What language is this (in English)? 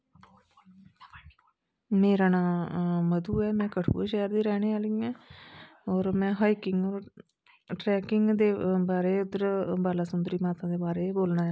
Dogri